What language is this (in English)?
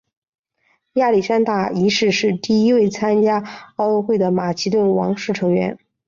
Chinese